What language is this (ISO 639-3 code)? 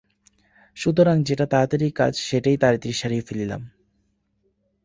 ben